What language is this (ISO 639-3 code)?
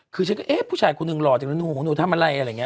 tha